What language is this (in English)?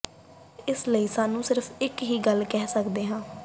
Punjabi